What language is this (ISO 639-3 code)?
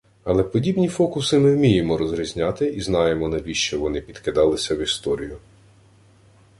ukr